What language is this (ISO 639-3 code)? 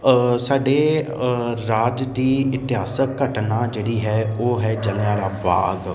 pan